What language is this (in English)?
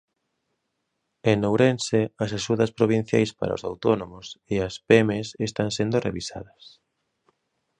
Galician